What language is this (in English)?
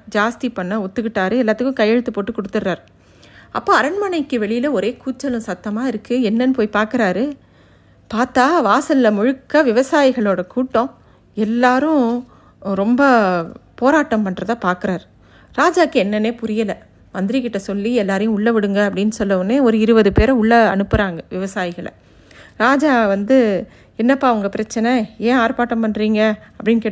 Tamil